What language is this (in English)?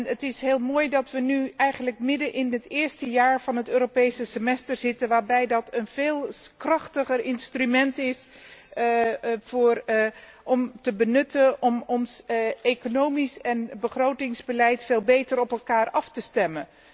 Dutch